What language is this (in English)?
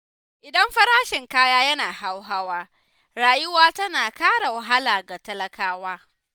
Hausa